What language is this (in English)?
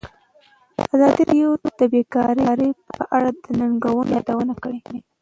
Pashto